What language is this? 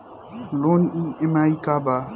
Bhojpuri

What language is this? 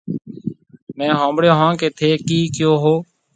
Marwari (Pakistan)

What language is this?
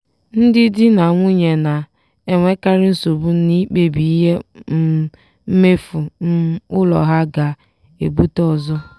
Igbo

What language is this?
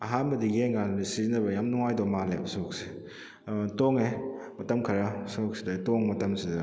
Manipuri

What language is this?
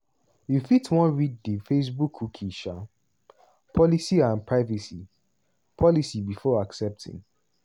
Nigerian Pidgin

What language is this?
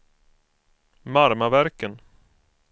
Swedish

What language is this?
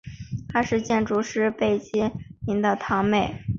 Chinese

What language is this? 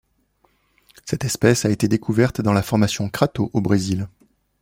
French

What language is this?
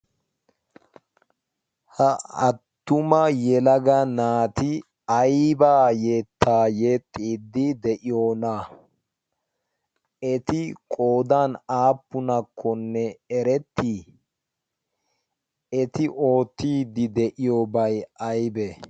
Wolaytta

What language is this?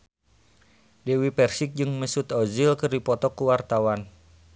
Sundanese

